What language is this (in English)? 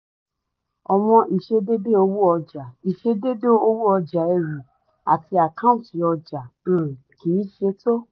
Yoruba